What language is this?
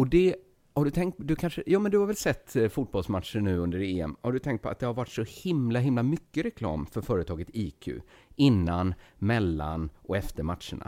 Swedish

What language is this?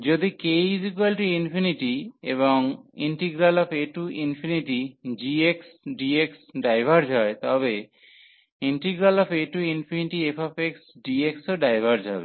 Bangla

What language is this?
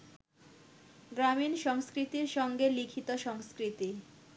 Bangla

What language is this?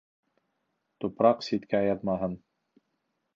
Bashkir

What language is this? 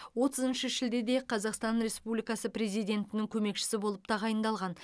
Kazakh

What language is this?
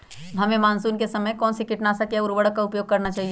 Magahi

